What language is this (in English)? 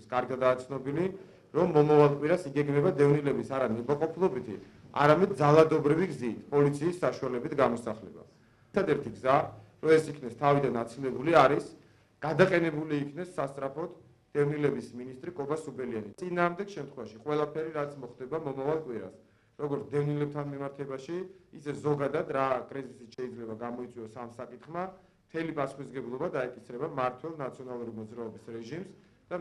Romanian